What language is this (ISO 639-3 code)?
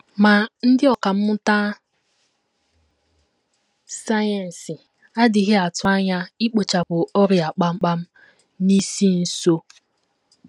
ibo